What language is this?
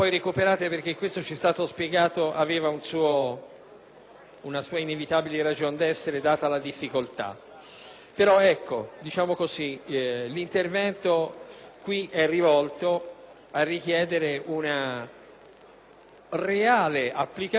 Italian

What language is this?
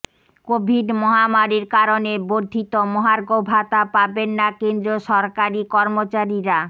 Bangla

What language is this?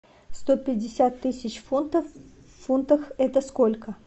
Russian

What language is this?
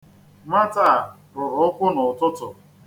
Igbo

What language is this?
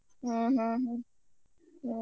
Kannada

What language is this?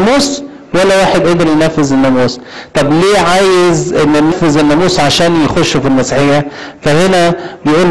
Arabic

